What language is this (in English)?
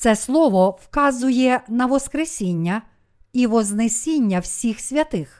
Ukrainian